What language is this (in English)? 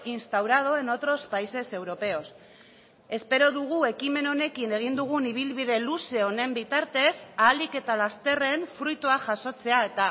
Basque